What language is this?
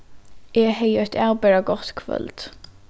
Faroese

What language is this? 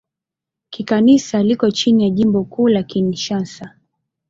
Swahili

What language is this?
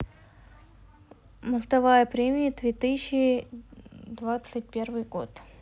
Russian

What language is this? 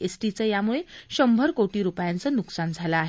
Marathi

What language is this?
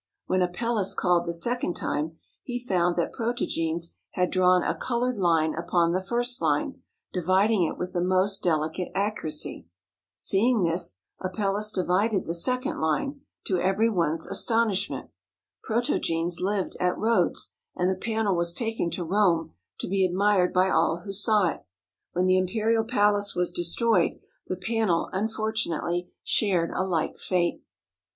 English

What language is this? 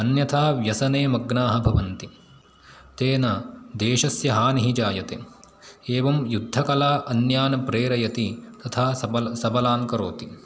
Sanskrit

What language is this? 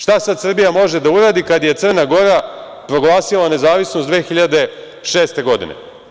Serbian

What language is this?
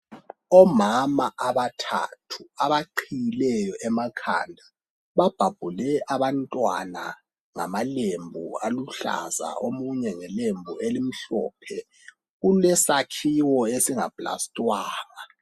North Ndebele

